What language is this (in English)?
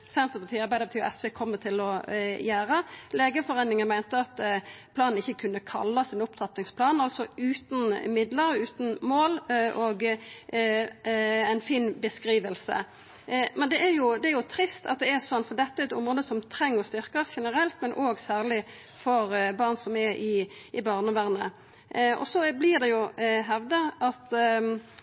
Norwegian Nynorsk